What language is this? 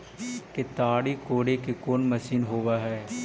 Magahi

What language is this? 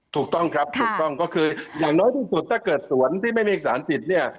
Thai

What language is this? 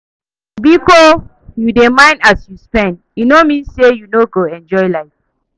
Nigerian Pidgin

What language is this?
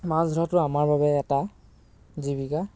Assamese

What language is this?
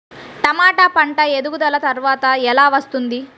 Telugu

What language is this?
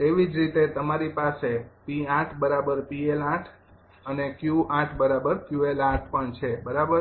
Gujarati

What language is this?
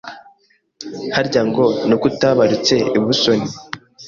Kinyarwanda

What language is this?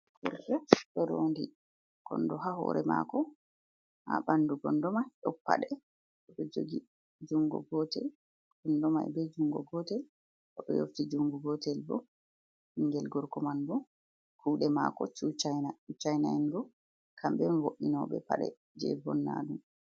Fula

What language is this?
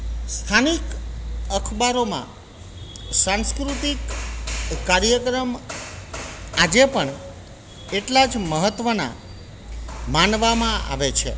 Gujarati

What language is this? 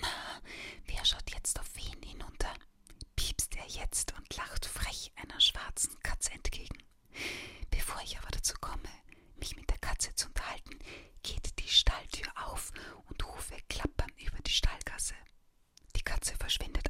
German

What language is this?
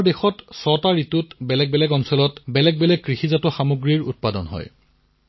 Assamese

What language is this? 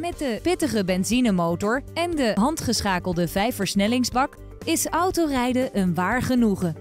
Dutch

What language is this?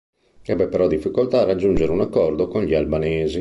Italian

